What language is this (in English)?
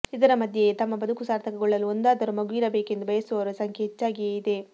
Kannada